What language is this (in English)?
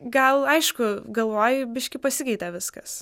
Lithuanian